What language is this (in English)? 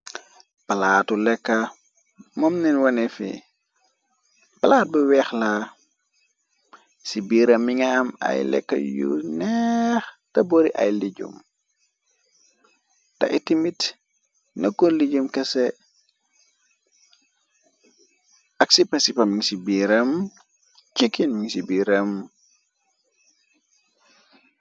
Wolof